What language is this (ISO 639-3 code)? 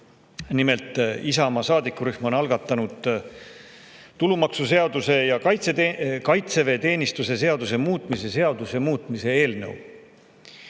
est